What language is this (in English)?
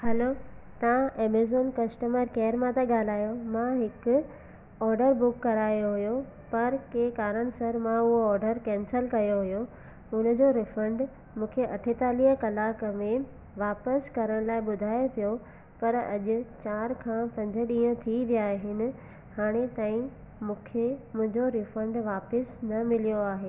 Sindhi